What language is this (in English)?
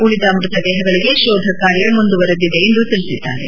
Kannada